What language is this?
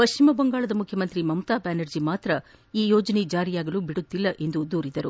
Kannada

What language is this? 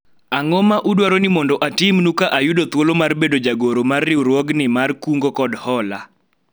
Luo (Kenya and Tanzania)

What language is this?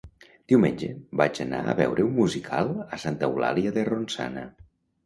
Catalan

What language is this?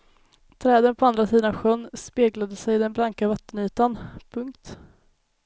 Swedish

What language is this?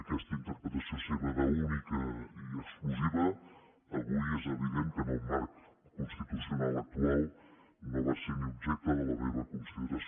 Catalan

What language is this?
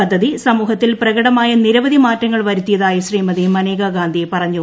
Malayalam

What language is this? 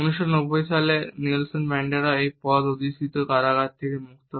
Bangla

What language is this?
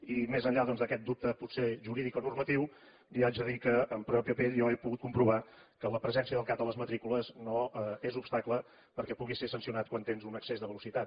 Catalan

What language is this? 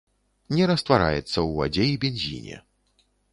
Belarusian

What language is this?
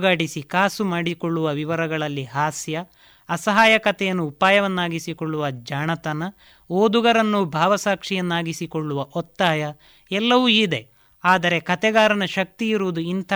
Kannada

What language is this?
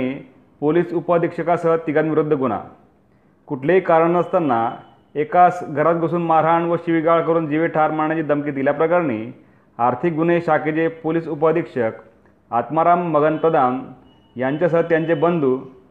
Marathi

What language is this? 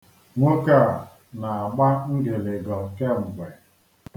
Igbo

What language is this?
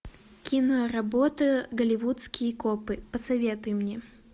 Russian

